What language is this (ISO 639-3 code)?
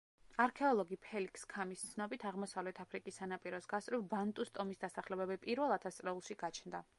kat